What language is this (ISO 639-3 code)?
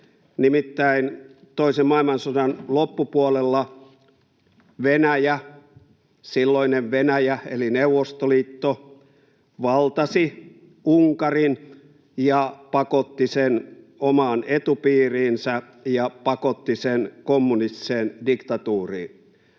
fin